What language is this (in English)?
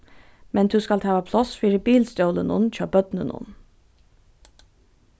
Faroese